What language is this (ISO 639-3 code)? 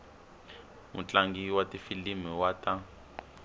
tso